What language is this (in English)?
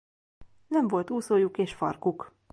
Hungarian